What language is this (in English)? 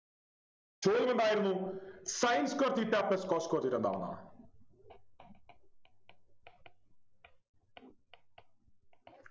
Malayalam